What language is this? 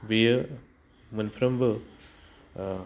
Bodo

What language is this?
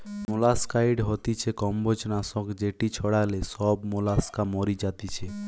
Bangla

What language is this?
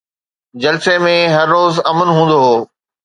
Sindhi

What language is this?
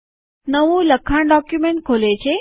Gujarati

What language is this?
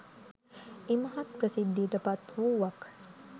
Sinhala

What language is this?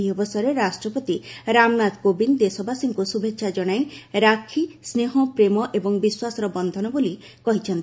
Odia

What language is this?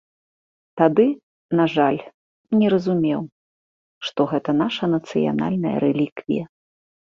Belarusian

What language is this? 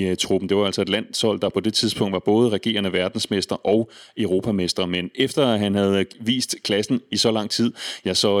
Danish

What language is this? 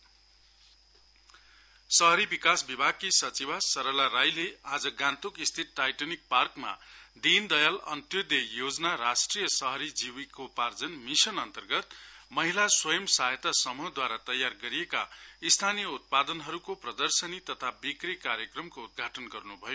Nepali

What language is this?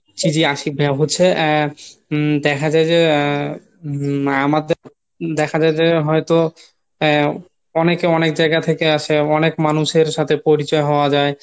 Bangla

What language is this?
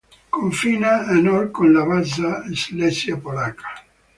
Italian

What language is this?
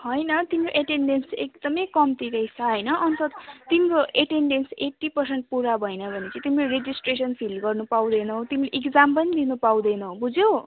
Nepali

